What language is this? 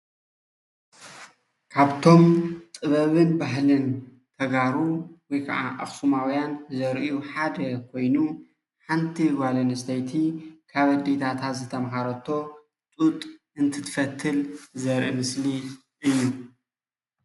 Tigrinya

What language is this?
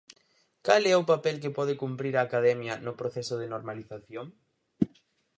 Galician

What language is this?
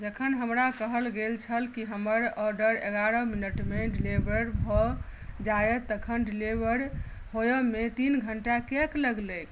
Maithili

